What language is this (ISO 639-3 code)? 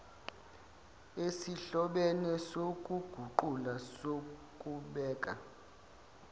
zul